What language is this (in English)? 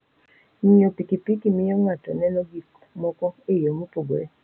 Luo (Kenya and Tanzania)